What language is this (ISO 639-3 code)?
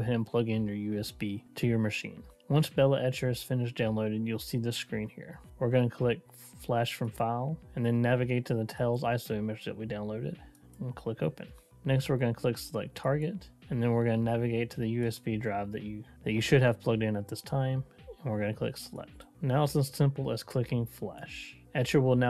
eng